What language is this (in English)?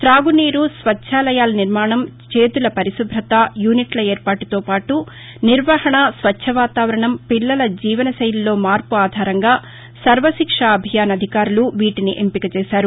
Telugu